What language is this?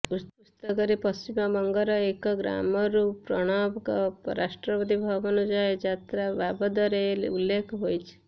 Odia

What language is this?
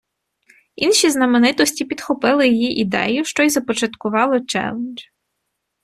Ukrainian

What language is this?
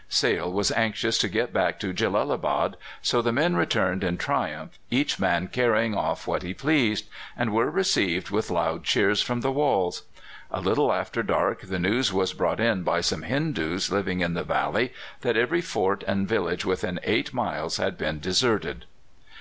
English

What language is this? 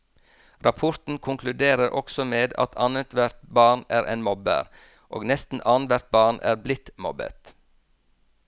Norwegian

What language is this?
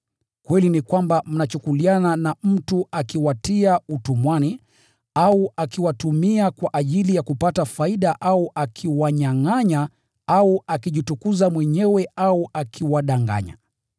Swahili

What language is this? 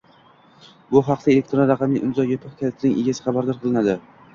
Uzbek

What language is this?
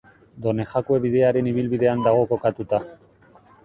Basque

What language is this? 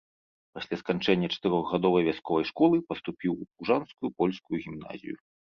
Belarusian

